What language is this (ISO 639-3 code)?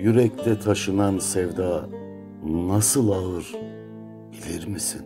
tur